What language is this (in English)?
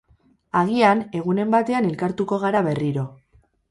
Basque